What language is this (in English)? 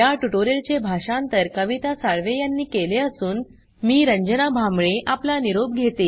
Marathi